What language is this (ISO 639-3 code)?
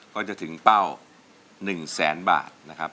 tha